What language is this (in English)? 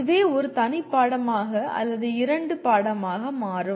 Tamil